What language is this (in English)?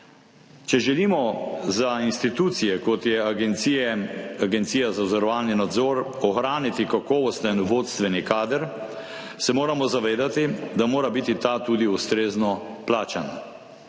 Slovenian